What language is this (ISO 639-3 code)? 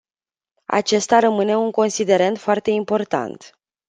ron